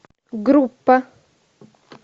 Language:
Russian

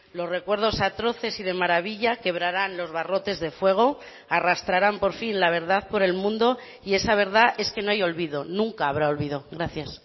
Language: Spanish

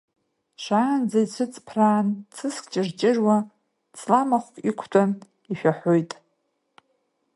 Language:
Abkhazian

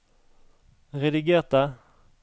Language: Norwegian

